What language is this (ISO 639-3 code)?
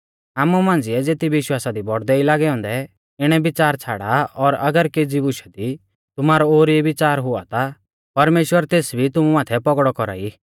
bfz